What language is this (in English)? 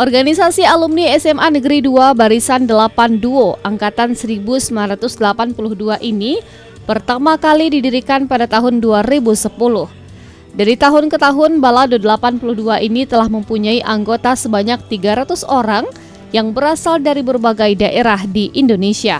Indonesian